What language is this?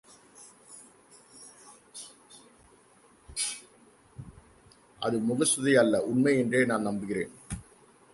Tamil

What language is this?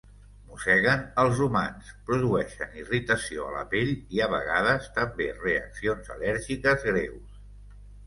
Catalan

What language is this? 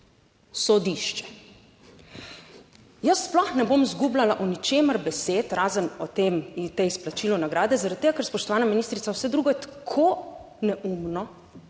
Slovenian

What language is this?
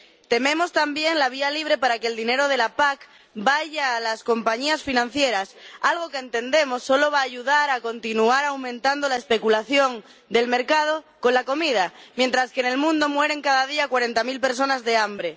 Spanish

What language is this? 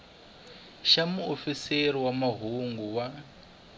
Tsonga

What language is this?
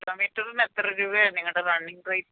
Malayalam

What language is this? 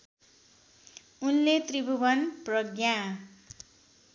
Nepali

